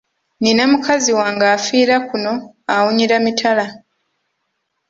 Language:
Ganda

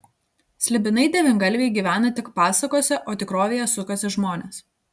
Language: Lithuanian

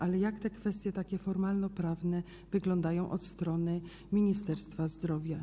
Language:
Polish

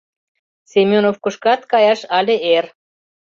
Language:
Mari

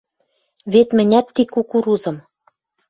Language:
Western Mari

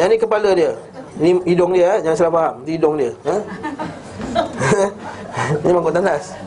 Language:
Malay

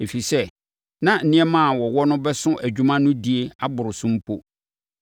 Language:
Akan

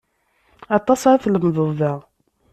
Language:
Kabyle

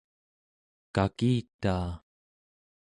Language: Central Yupik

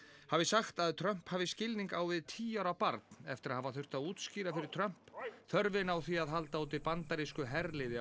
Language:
Icelandic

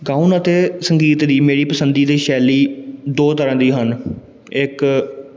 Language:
Punjabi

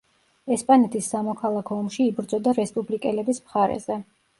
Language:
Georgian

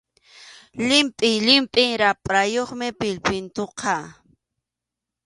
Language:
Arequipa-La Unión Quechua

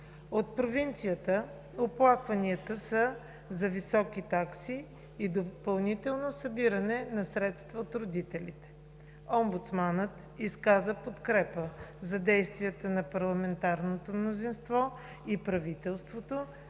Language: Bulgarian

